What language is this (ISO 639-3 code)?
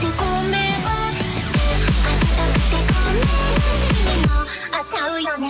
eng